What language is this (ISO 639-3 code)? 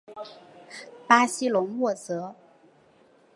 zho